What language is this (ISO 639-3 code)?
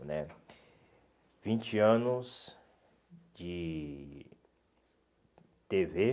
por